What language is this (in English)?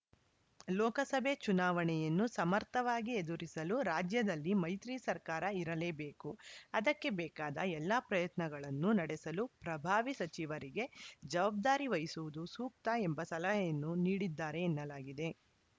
Kannada